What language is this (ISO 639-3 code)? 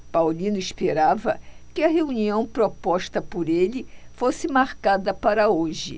por